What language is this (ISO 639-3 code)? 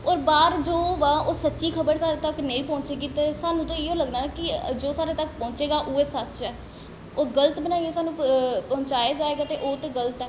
doi